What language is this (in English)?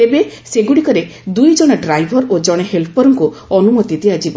Odia